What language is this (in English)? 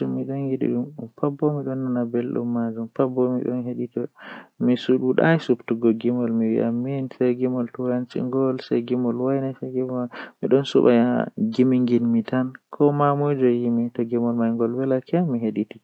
Western Niger Fulfulde